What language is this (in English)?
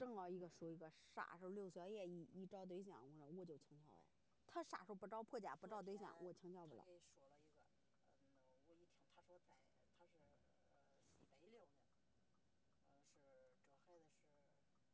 Chinese